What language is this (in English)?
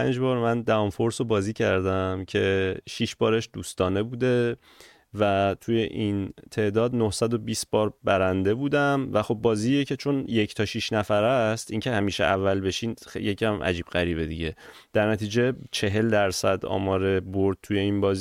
Persian